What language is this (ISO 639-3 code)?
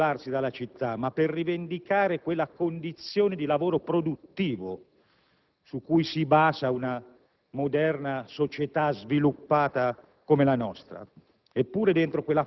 ita